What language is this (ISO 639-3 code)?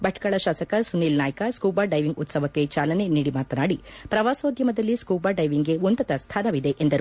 kan